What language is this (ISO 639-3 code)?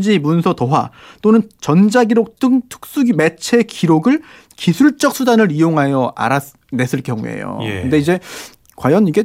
kor